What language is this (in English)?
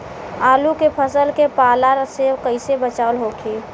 Bhojpuri